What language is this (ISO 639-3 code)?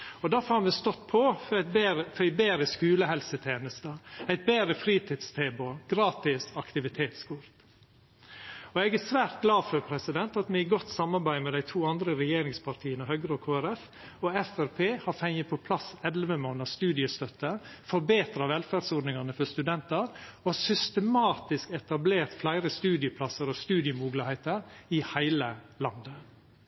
nno